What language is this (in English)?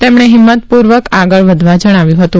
Gujarati